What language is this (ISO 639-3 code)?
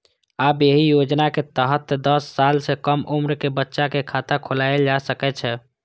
mai